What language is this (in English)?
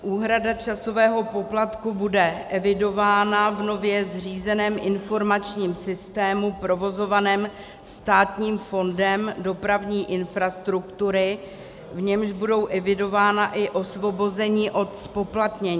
Czech